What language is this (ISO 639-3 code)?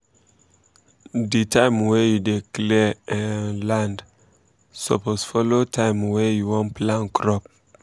pcm